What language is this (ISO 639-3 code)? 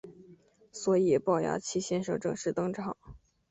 zho